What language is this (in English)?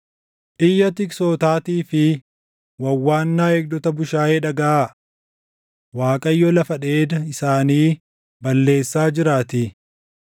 Oromo